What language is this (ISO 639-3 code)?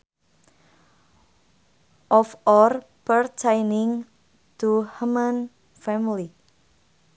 sun